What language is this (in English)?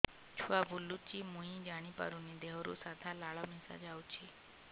Odia